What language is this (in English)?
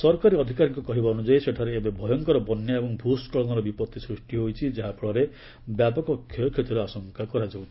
Odia